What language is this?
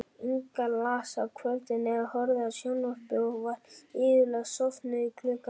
Icelandic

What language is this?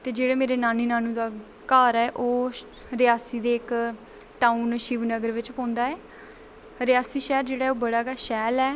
Dogri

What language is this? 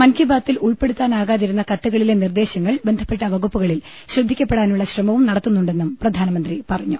Malayalam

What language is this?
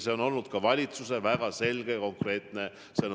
Estonian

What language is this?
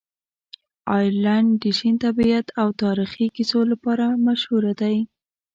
Pashto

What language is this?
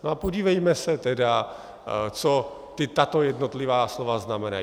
Czech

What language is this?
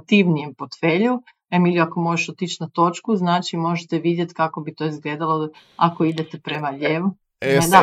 Croatian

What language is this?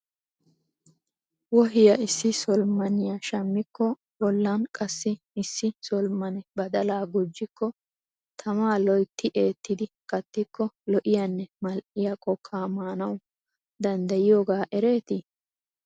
Wolaytta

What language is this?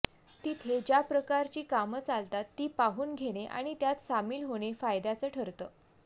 Marathi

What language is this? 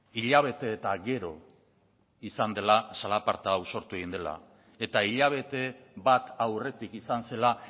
Basque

